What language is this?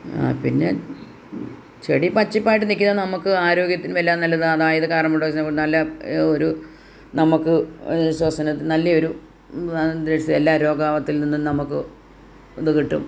Malayalam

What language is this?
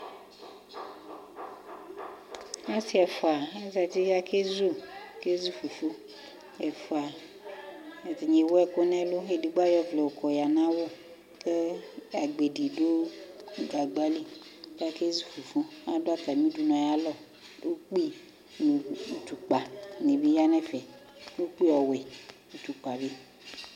Ikposo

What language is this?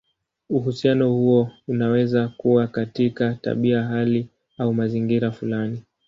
Swahili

